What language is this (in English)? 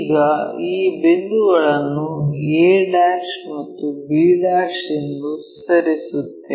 Kannada